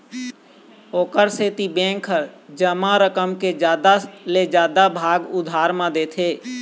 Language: Chhattisgarhi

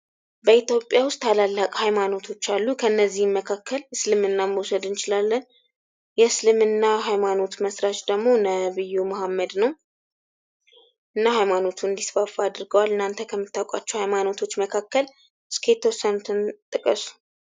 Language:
Amharic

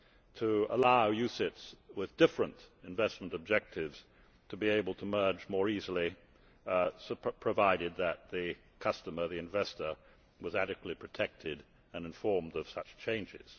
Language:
English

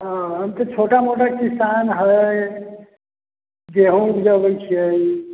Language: Maithili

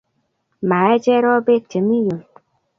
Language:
Kalenjin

